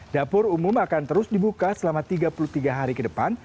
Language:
Indonesian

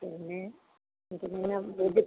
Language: Malayalam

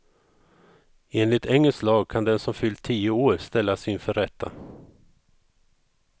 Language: Swedish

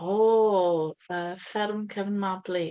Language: Welsh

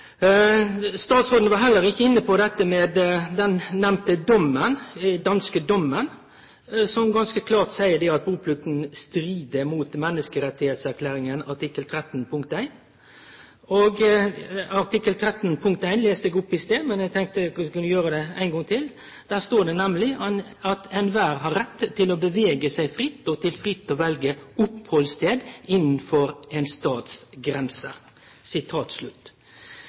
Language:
Norwegian Nynorsk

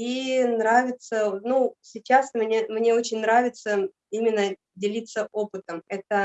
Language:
Russian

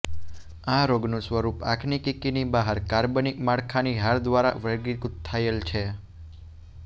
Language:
Gujarati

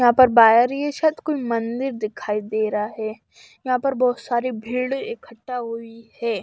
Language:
Hindi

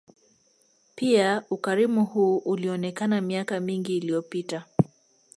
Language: Swahili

